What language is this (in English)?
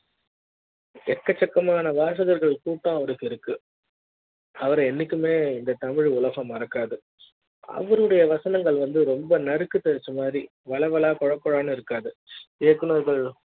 Tamil